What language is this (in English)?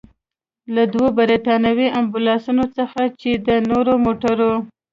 Pashto